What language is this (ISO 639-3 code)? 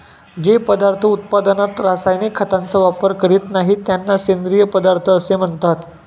mar